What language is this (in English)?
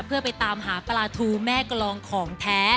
Thai